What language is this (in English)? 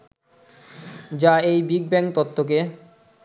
Bangla